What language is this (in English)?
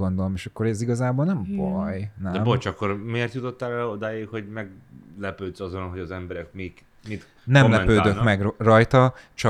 Hungarian